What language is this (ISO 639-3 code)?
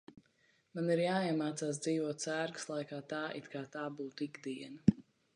lav